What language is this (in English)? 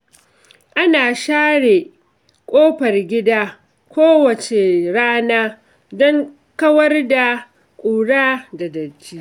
Hausa